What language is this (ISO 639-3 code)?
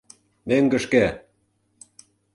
chm